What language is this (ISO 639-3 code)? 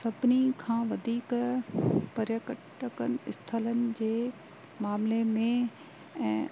snd